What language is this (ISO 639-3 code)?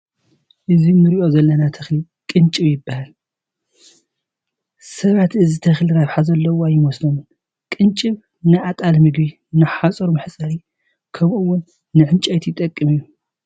tir